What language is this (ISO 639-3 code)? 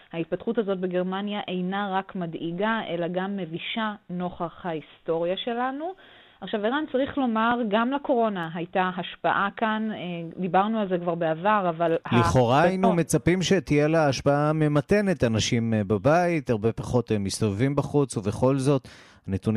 heb